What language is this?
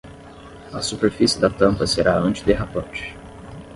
Portuguese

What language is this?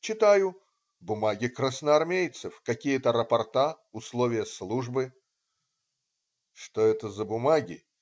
Russian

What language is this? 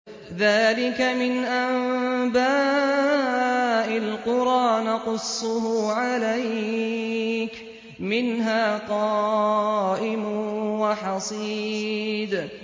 Arabic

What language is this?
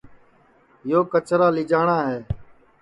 Sansi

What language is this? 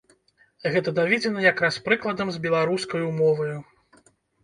Belarusian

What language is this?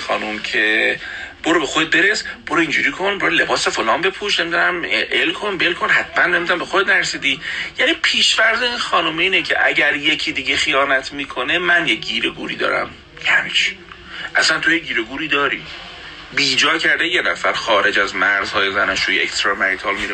Persian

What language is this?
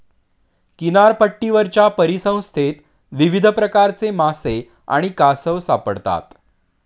Marathi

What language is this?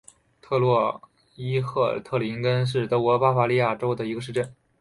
Chinese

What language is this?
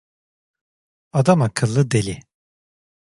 Turkish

